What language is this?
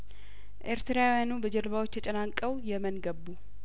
Amharic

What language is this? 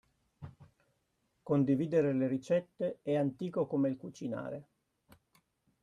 Italian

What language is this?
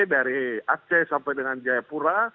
Indonesian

